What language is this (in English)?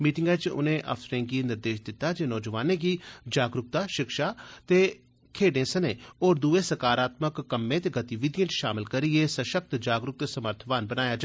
Dogri